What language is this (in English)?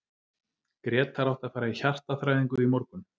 Icelandic